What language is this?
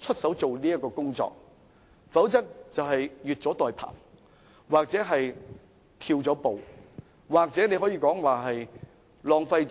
Cantonese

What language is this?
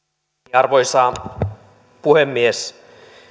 Finnish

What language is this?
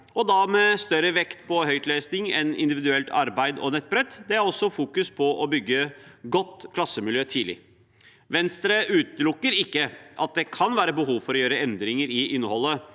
Norwegian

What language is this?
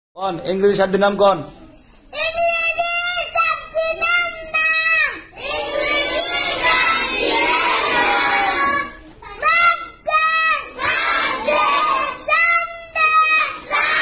Arabic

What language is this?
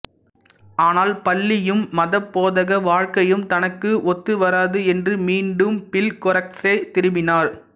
Tamil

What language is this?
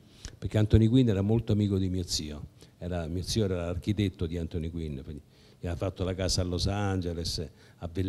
Italian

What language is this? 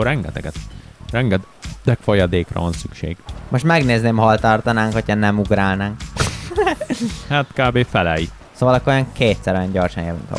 Hungarian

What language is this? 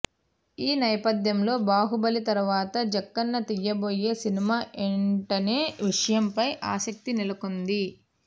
Telugu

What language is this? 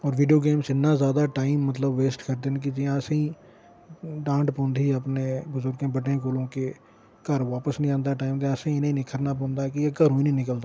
Dogri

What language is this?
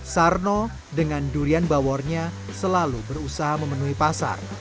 Indonesian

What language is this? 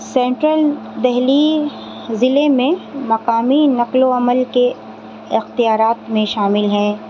Urdu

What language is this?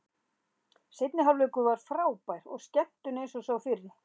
Icelandic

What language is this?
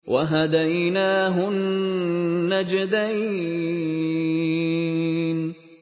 Arabic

